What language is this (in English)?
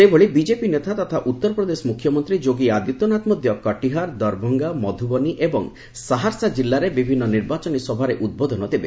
Odia